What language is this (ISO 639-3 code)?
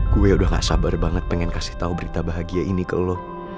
ind